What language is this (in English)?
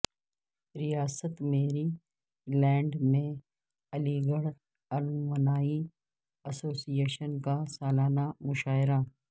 Urdu